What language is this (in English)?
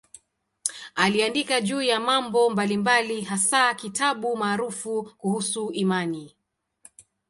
Swahili